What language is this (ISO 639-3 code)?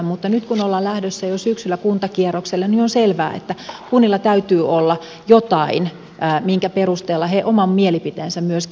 fin